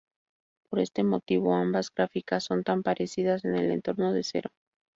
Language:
Spanish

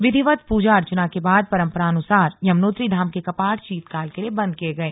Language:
Hindi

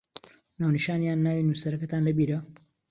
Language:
Central Kurdish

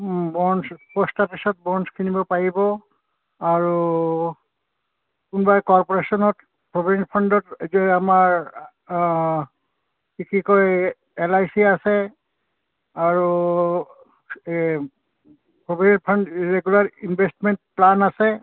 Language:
Assamese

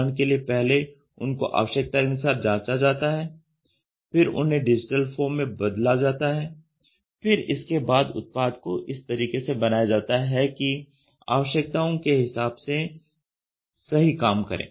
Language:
Hindi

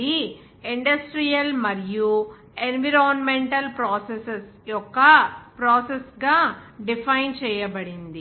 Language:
Telugu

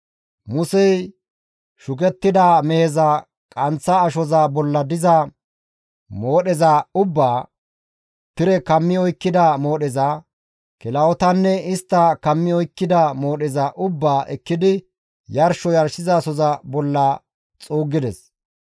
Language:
Gamo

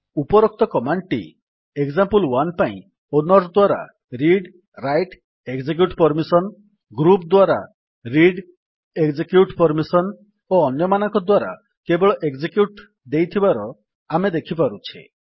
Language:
Odia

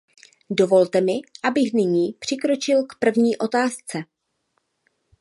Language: Czech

